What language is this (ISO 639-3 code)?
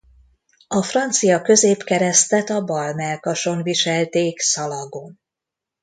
hun